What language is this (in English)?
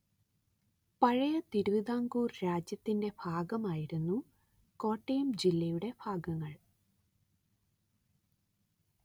Malayalam